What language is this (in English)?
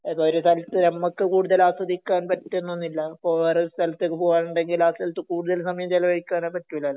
Malayalam